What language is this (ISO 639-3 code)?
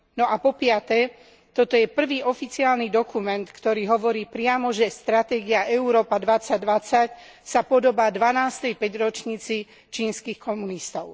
slk